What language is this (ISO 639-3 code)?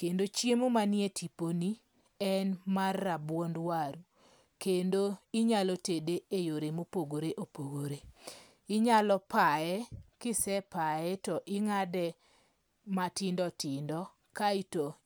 luo